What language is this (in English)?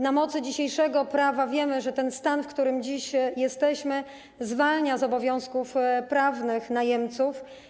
Polish